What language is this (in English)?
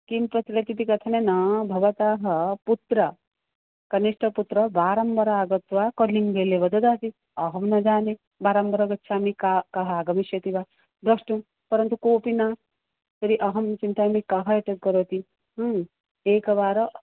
Sanskrit